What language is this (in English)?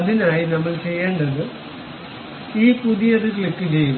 Malayalam